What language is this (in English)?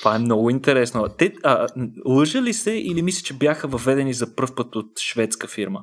Bulgarian